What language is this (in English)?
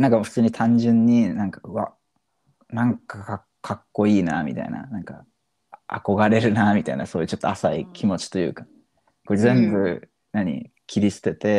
Japanese